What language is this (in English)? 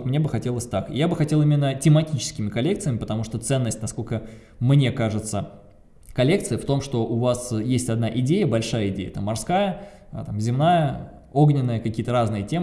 Russian